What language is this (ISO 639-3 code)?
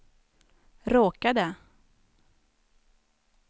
swe